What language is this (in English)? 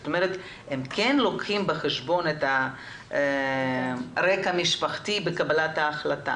Hebrew